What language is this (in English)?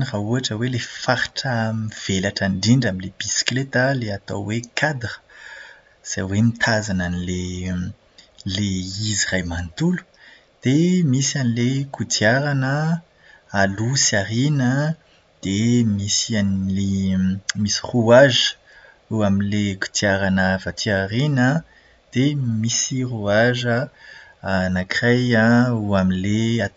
Malagasy